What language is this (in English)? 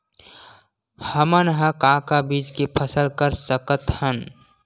Chhattisgarhi